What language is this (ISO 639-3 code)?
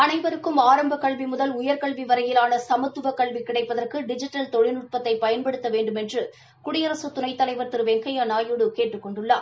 tam